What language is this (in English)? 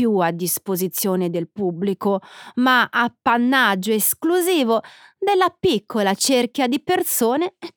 Italian